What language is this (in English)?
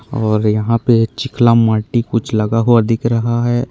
Chhattisgarhi